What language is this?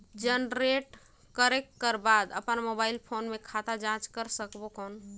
Chhattisgarhi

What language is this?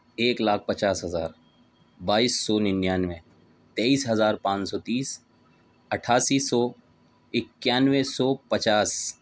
Urdu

